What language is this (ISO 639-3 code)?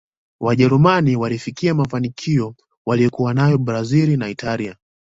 swa